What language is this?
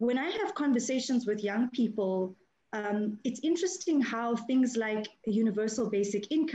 English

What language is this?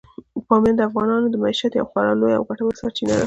Pashto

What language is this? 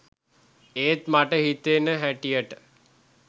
Sinhala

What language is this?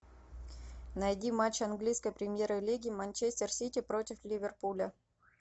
Russian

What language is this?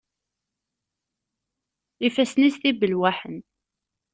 Kabyle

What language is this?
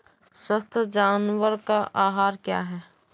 Hindi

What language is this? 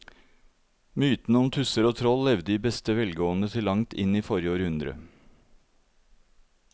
Norwegian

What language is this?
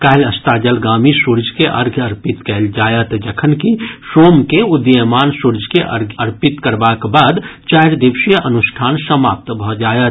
Maithili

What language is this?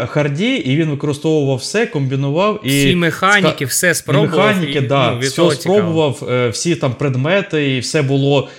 Ukrainian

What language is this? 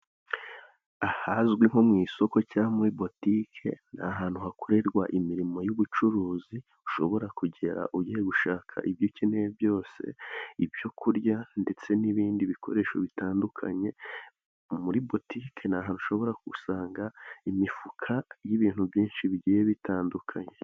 Kinyarwanda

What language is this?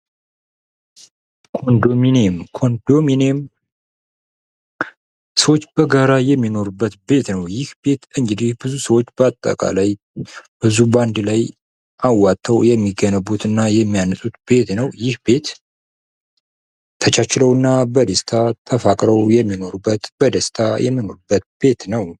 Amharic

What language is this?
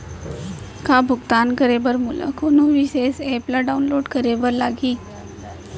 Chhattisgarhi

